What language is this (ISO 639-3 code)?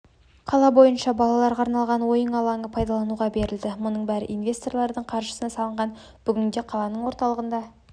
kaz